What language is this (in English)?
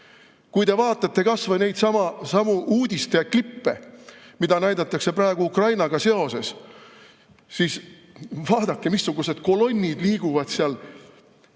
Estonian